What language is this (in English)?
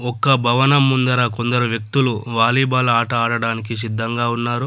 Telugu